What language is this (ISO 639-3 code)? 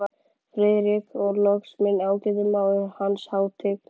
isl